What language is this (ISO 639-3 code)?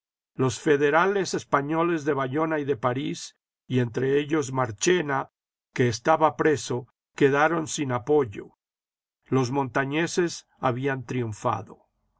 spa